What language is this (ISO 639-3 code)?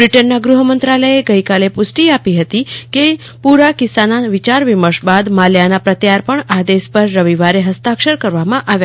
guj